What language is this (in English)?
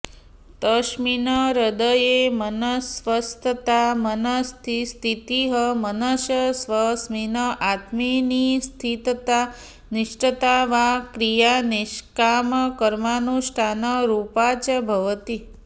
Sanskrit